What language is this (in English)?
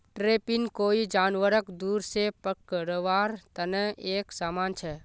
Magahi